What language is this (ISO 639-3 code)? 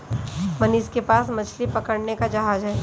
hin